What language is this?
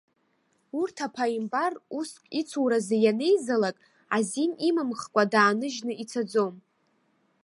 Abkhazian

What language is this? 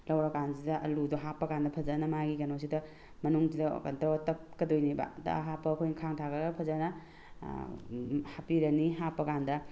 Manipuri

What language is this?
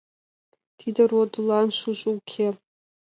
Mari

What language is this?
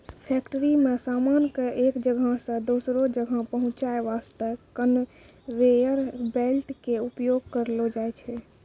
Maithili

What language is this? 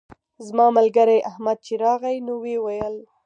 Pashto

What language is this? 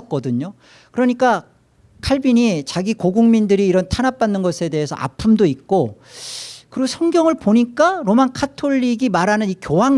Korean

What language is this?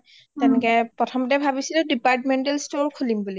Assamese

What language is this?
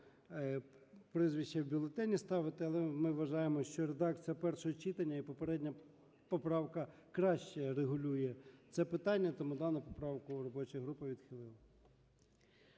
Ukrainian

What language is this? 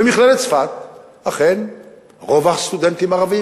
Hebrew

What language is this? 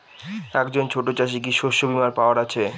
Bangla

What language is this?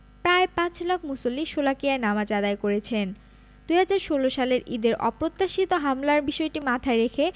Bangla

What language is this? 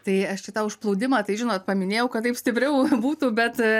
Lithuanian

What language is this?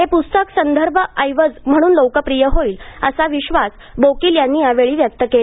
Marathi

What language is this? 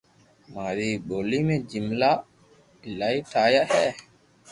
Loarki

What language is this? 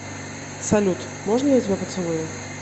Russian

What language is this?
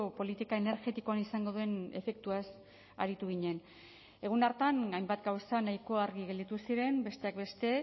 Basque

